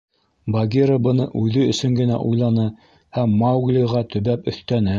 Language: Bashkir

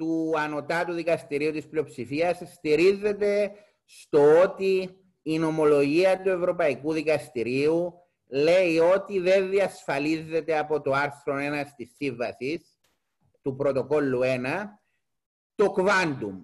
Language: Greek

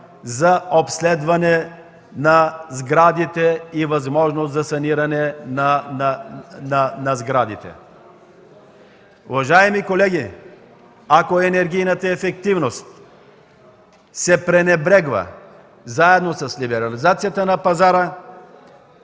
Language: Bulgarian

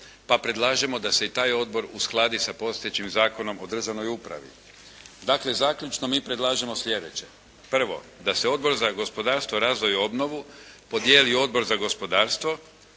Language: Croatian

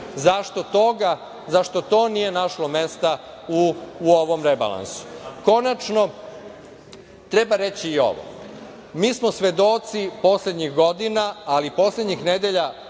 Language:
Serbian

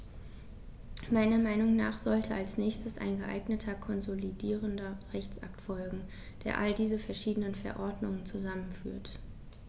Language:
German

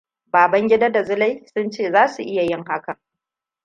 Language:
Hausa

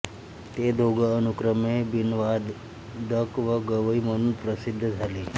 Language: Marathi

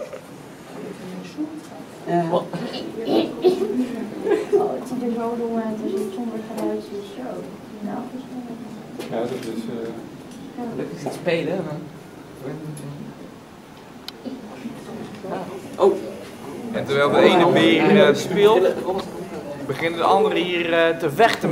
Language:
Dutch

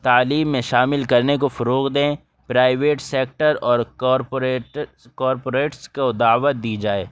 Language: Urdu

